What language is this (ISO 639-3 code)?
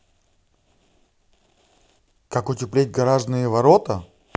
rus